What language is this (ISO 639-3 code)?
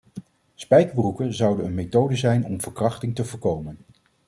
nld